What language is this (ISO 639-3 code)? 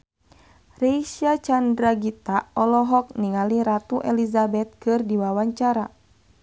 sun